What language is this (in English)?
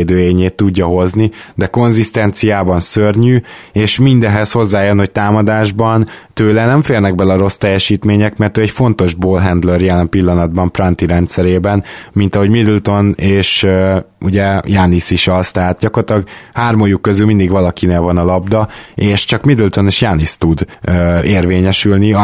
Hungarian